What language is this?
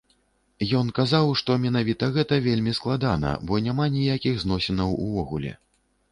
Belarusian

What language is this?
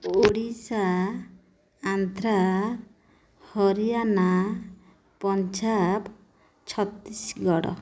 Odia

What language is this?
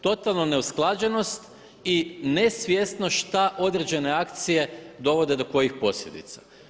Croatian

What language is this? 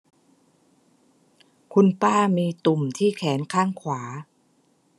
Thai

